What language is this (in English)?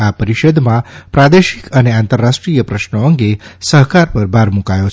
Gujarati